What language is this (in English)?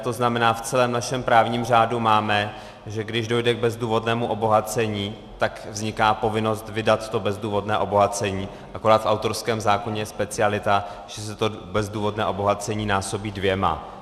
Czech